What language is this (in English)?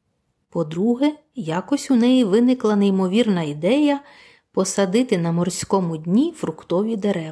Ukrainian